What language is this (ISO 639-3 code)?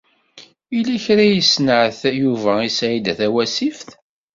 kab